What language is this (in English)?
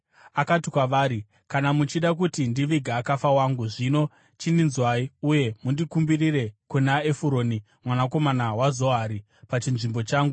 Shona